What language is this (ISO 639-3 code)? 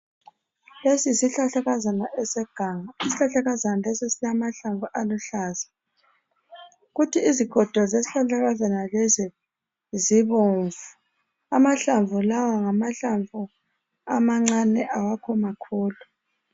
nde